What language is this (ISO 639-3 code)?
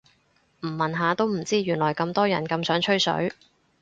yue